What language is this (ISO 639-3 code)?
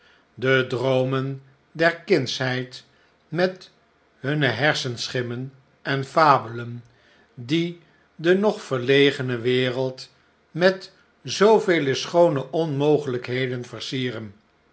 nld